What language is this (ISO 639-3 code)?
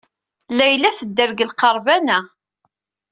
kab